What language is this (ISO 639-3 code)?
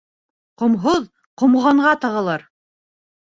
bak